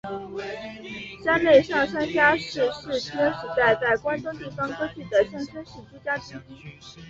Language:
Chinese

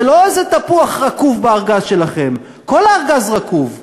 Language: Hebrew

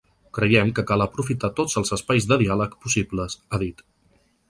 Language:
Catalan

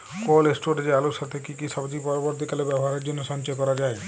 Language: Bangla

